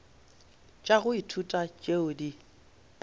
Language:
Northern Sotho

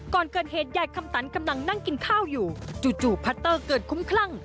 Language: Thai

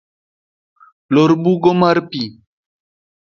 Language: Luo (Kenya and Tanzania)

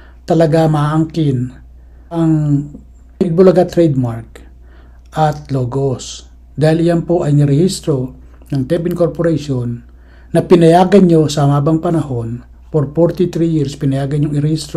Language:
Filipino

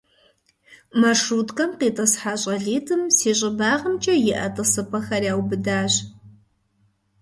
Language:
Kabardian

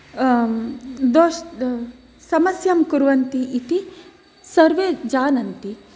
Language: Sanskrit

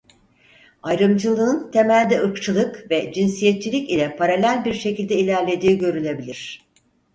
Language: Turkish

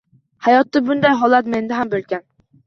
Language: Uzbek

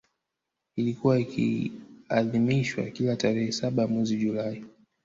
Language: Swahili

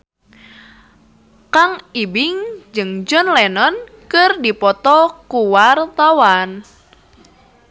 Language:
Sundanese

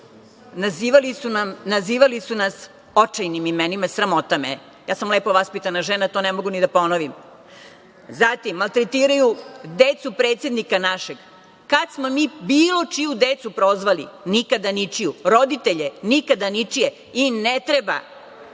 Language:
Serbian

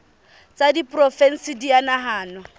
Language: Southern Sotho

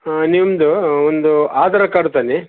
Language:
Kannada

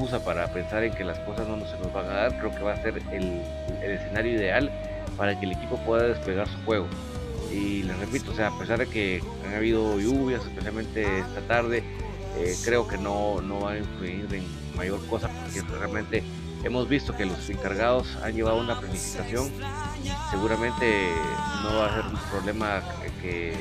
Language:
Spanish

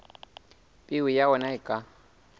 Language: Southern Sotho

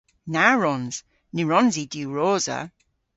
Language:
Cornish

